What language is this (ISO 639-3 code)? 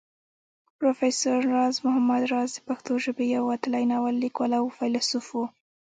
pus